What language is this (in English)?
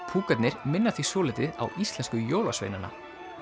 Icelandic